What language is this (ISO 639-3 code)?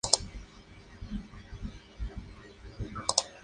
spa